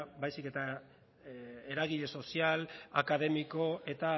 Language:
Basque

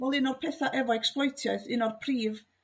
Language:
Welsh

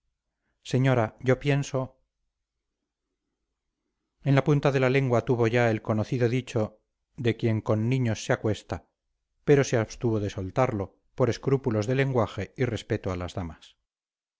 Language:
Spanish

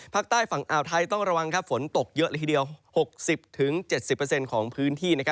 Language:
Thai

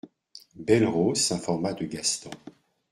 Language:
French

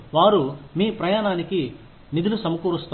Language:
Telugu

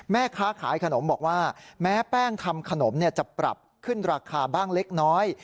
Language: Thai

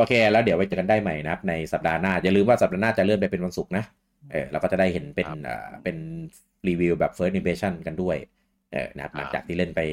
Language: Thai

